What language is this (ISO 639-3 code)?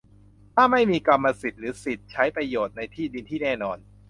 tha